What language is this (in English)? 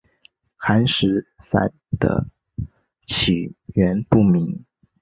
Chinese